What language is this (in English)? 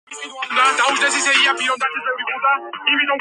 Georgian